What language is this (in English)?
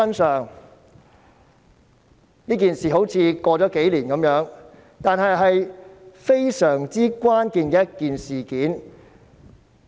Cantonese